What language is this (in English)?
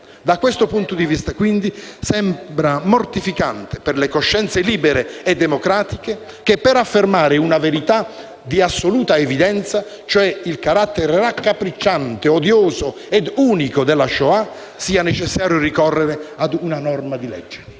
Italian